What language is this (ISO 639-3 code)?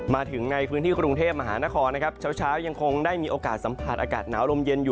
tha